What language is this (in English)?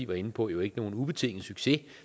Danish